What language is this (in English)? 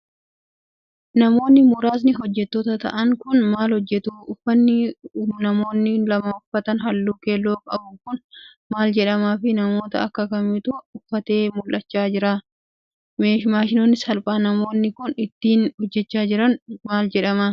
Oromo